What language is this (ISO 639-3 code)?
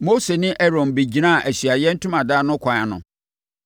aka